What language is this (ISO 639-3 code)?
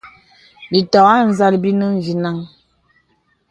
beb